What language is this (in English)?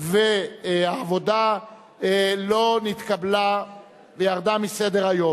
Hebrew